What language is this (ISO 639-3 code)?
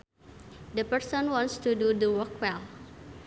sun